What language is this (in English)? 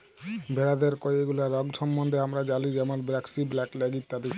Bangla